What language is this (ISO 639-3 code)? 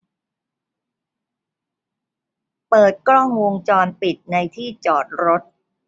tha